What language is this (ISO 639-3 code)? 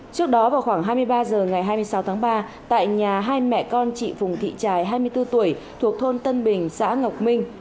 vie